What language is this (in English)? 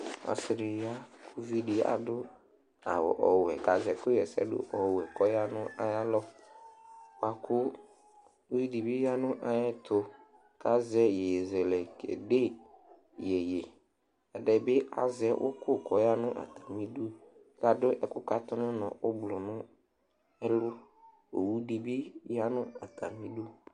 Ikposo